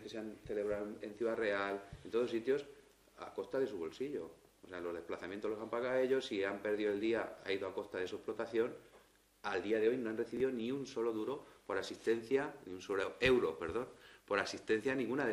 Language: Spanish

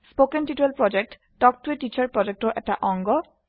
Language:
Assamese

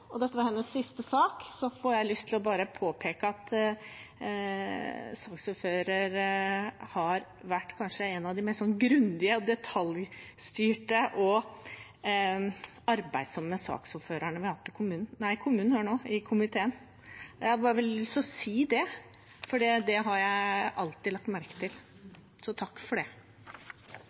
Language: Norwegian Bokmål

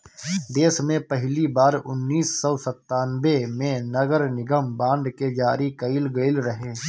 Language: Bhojpuri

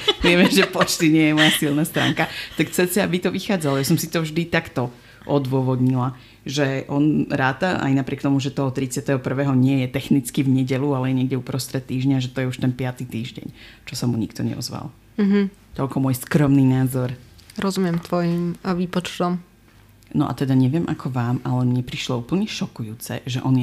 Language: Slovak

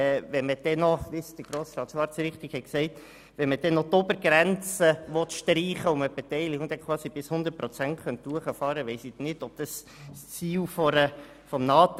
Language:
Swiss German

